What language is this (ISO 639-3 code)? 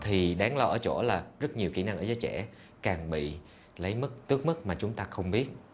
vie